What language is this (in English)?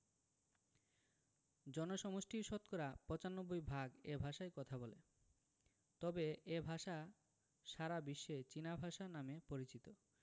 Bangla